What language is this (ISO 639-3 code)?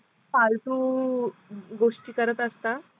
mar